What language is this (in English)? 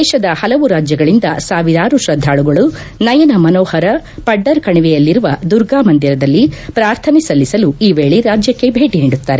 Kannada